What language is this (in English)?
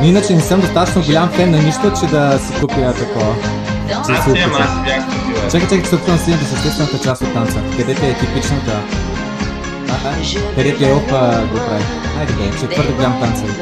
Bulgarian